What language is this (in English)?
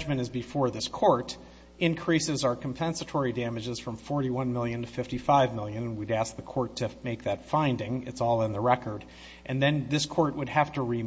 English